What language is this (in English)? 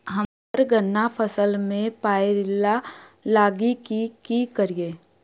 Maithili